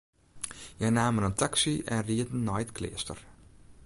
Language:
Western Frisian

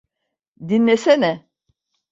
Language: Turkish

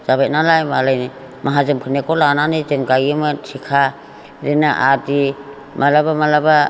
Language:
Bodo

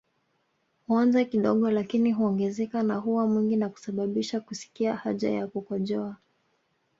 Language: Swahili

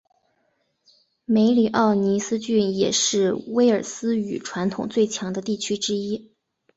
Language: Chinese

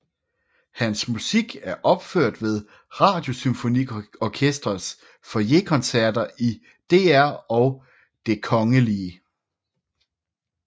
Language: Danish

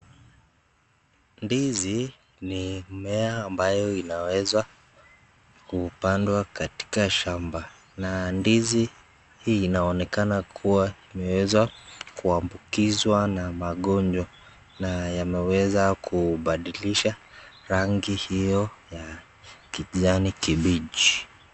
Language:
Swahili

